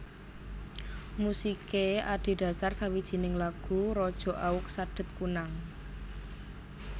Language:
Javanese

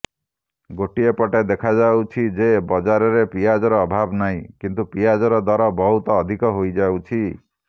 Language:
Odia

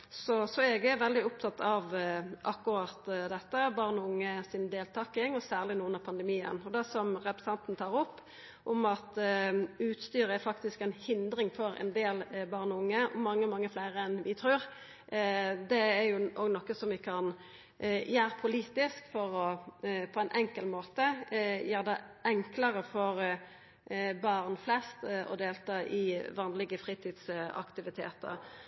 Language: Norwegian Nynorsk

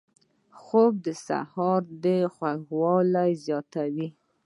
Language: Pashto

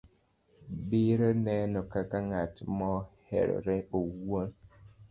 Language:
Luo (Kenya and Tanzania)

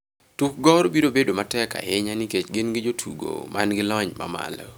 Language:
Luo (Kenya and Tanzania)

